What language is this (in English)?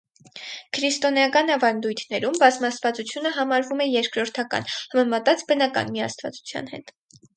Armenian